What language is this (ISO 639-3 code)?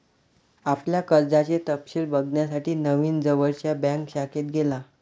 mar